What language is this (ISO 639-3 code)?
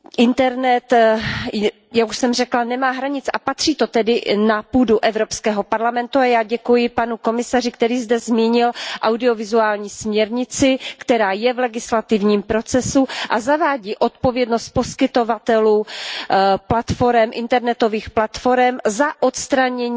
ces